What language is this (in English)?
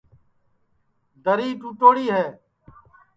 Sansi